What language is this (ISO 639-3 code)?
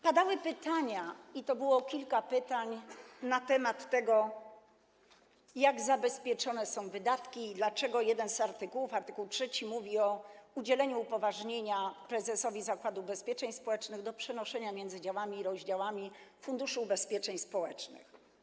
pol